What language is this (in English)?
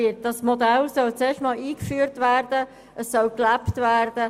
Swiss German